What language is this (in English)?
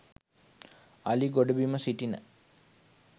Sinhala